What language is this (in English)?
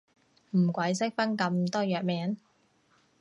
Cantonese